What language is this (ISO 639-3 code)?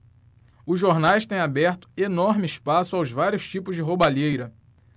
por